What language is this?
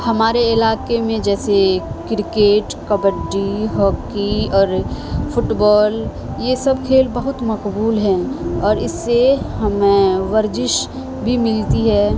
Urdu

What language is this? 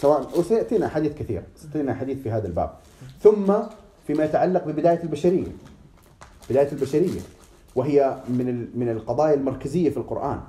Arabic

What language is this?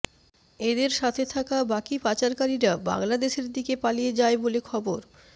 Bangla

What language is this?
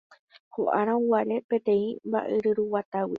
Guarani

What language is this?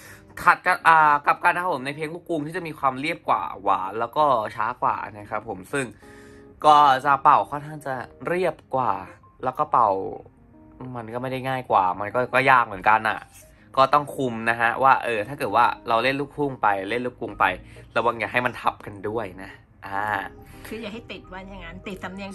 Thai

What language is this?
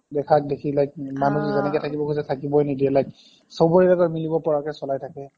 Assamese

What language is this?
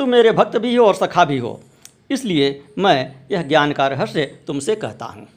Hindi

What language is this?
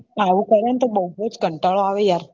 Gujarati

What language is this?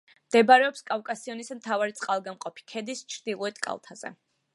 Georgian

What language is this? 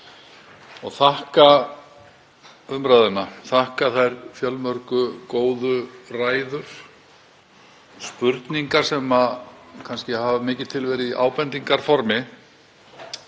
Icelandic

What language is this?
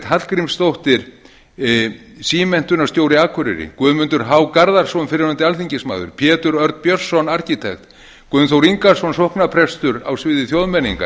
Icelandic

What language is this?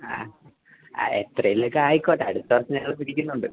Malayalam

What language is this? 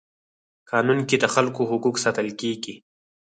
Pashto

